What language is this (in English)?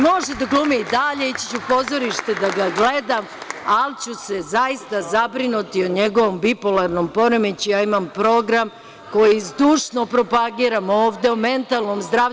Serbian